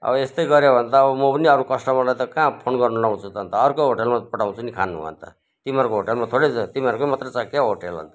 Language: Nepali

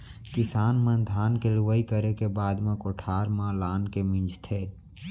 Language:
Chhattisgarhi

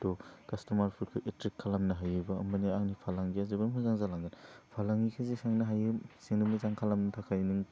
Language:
Bodo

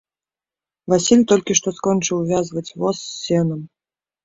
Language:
Belarusian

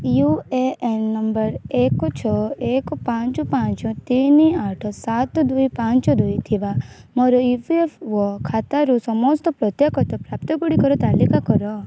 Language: Odia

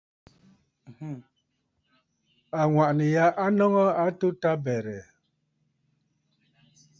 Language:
Bafut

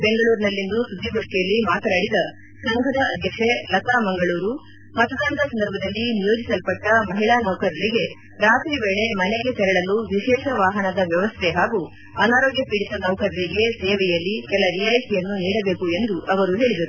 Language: Kannada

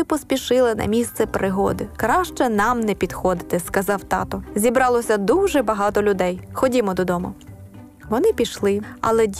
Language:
Ukrainian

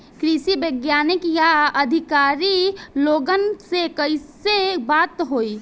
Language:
Bhojpuri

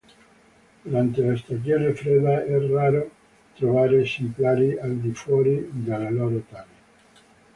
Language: Italian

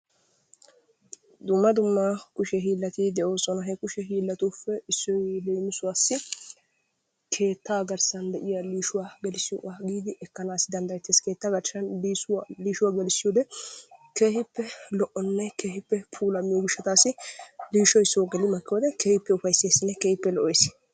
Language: Wolaytta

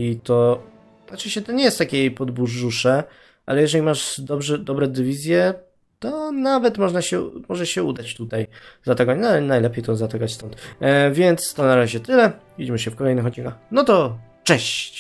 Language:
Polish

